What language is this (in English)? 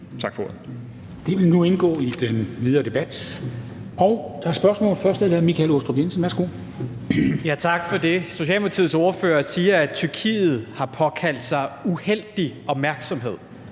Danish